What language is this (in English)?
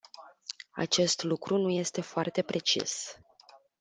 Romanian